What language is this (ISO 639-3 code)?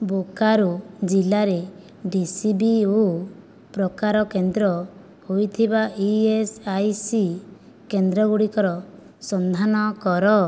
ori